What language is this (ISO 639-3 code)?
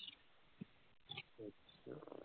pan